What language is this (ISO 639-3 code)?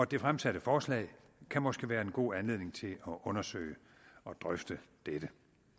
dan